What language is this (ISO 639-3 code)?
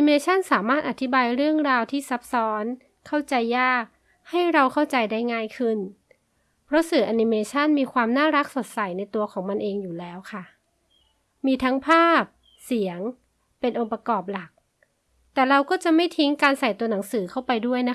tha